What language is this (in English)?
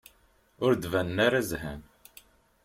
Kabyle